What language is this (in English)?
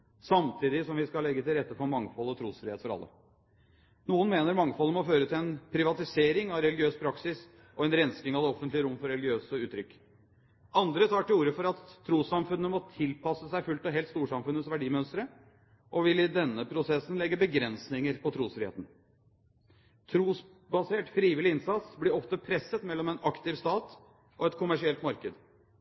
Norwegian Bokmål